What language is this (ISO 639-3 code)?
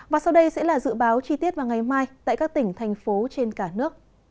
vie